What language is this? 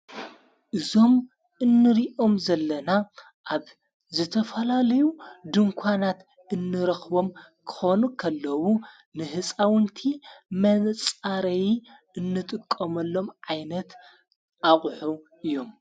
Tigrinya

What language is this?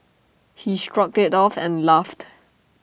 English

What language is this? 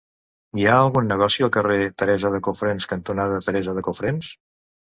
Catalan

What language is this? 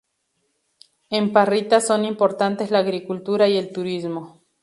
Spanish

